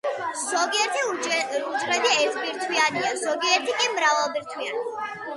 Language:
Georgian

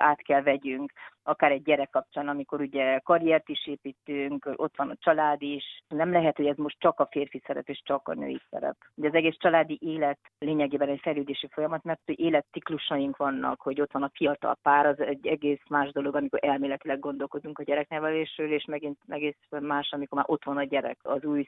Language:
Hungarian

